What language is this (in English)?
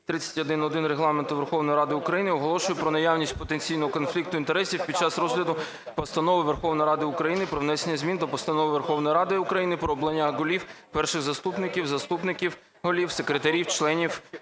Ukrainian